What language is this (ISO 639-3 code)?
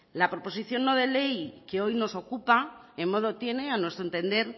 spa